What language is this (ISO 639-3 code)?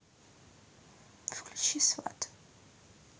rus